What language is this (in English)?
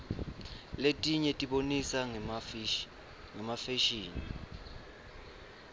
Swati